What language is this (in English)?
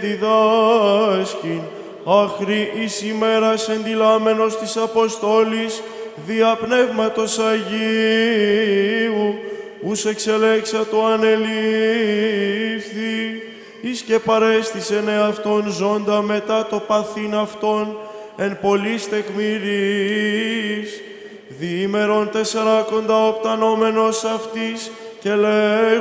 Greek